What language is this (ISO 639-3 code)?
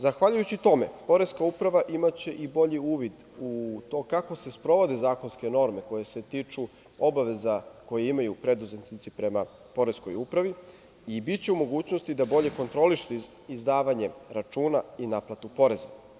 srp